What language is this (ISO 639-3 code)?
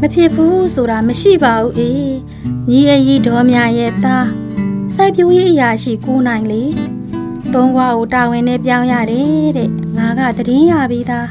tha